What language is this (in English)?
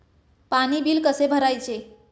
Marathi